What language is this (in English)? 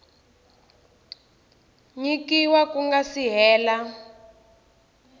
Tsonga